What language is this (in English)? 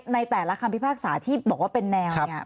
Thai